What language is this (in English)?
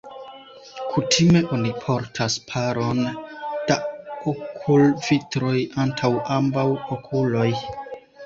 Esperanto